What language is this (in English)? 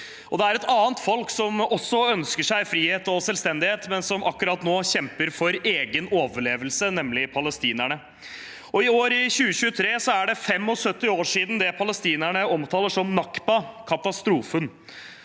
Norwegian